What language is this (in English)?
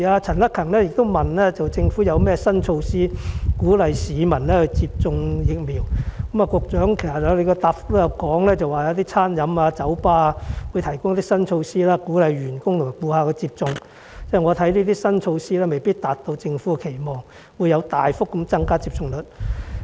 Cantonese